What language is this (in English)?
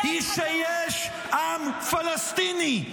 Hebrew